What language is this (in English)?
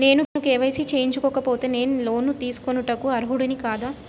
Telugu